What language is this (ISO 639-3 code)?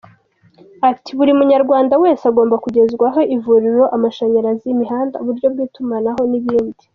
kin